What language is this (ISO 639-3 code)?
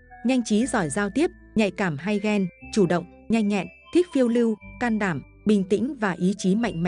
vie